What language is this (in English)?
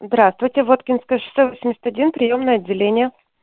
Russian